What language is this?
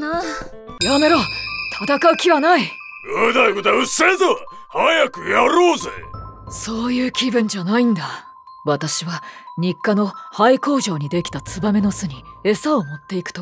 Japanese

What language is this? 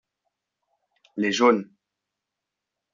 French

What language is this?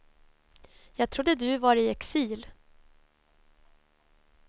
Swedish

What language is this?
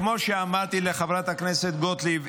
Hebrew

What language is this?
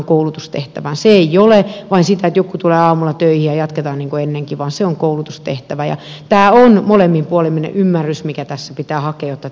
Finnish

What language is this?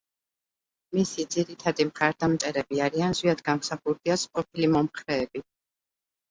Georgian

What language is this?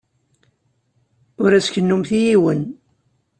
Kabyle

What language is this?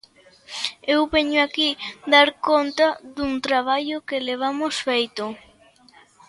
Galician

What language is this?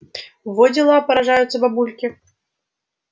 Russian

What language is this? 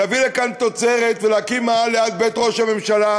Hebrew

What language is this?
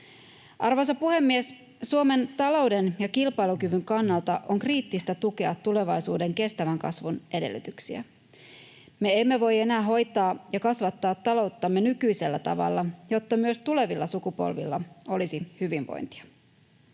Finnish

